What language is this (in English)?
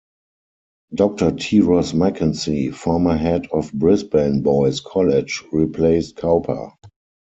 English